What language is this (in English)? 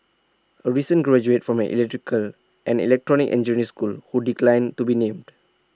English